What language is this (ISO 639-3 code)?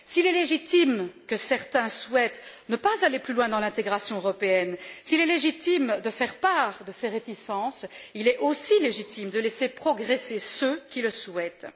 fra